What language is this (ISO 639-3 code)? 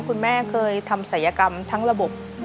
tha